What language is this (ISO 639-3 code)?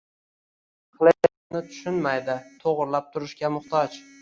uzb